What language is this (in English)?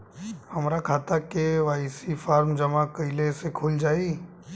Bhojpuri